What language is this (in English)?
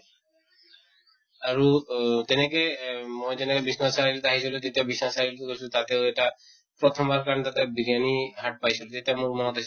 Assamese